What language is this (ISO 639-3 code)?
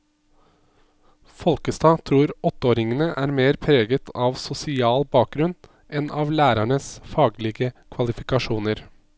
nor